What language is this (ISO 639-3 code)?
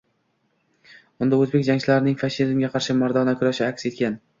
uzb